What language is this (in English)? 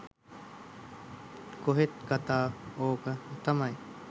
Sinhala